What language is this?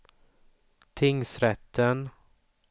Swedish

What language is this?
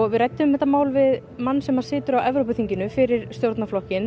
Icelandic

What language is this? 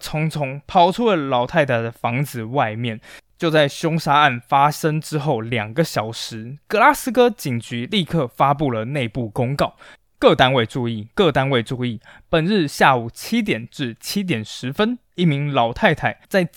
Chinese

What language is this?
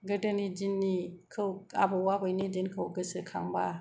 Bodo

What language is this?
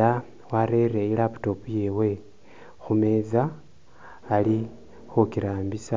Masaaba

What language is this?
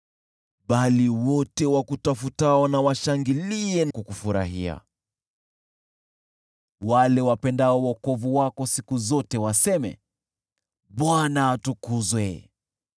Swahili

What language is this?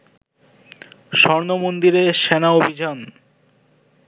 Bangla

